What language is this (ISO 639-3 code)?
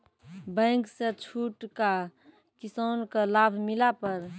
mai